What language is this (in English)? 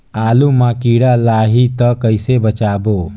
Chhattisgarhi